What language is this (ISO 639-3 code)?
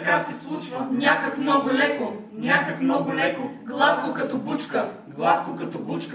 bul